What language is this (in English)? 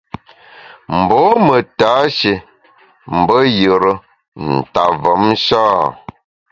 Bamun